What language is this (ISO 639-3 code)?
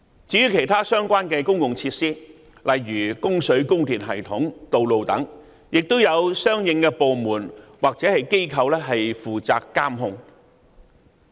yue